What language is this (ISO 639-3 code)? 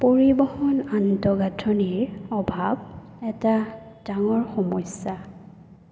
asm